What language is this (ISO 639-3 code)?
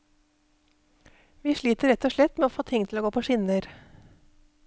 nor